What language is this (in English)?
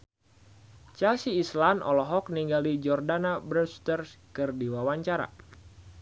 Sundanese